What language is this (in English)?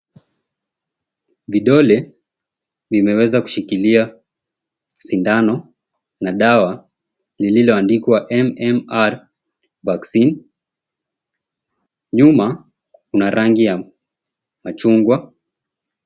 Swahili